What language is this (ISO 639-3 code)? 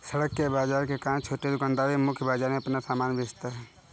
hin